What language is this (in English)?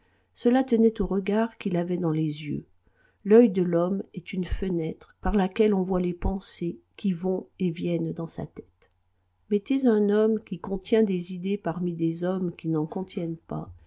French